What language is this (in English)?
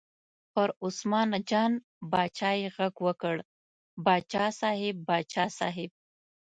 Pashto